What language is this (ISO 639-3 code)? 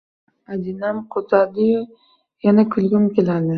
uzb